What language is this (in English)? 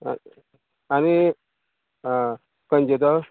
Konkani